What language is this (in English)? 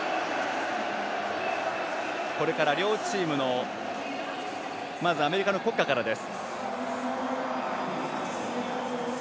Japanese